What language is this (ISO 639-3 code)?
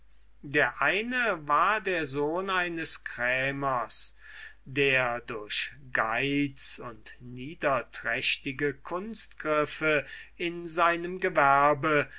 deu